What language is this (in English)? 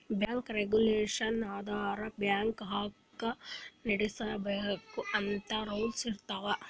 Kannada